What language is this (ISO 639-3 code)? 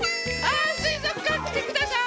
jpn